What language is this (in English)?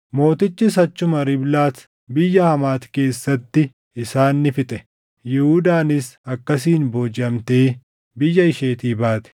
Oromo